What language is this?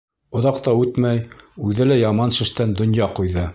Bashkir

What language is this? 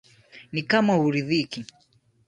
Swahili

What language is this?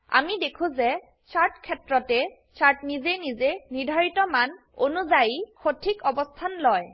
Assamese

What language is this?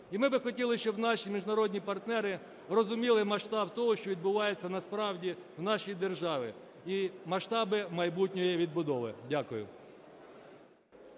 Ukrainian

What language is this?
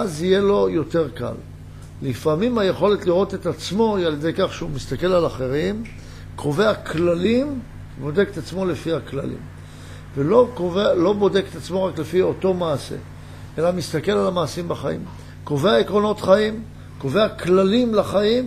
Hebrew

